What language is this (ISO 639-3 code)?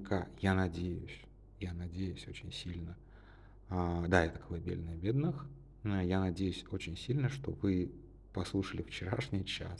rus